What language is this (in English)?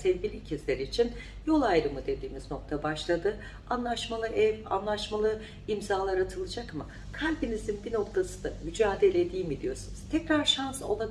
Turkish